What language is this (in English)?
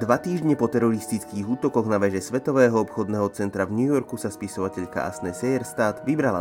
Slovak